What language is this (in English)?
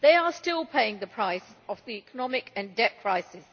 English